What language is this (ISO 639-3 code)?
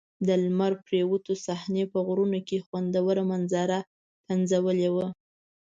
pus